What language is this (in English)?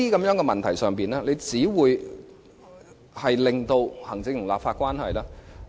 Cantonese